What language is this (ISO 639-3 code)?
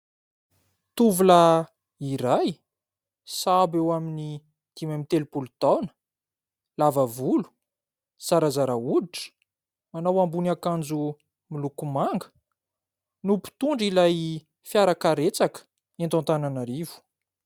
mlg